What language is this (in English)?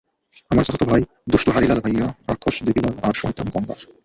Bangla